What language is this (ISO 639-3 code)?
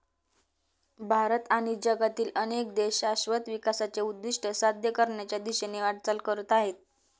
mar